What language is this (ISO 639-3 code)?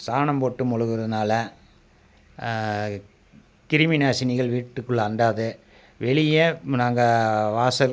tam